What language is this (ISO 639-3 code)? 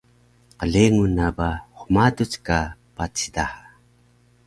trv